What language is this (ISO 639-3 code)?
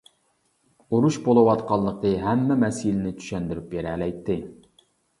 uig